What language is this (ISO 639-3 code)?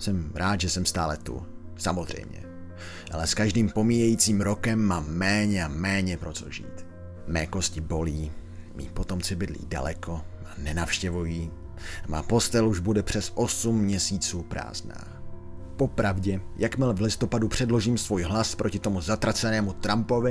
ces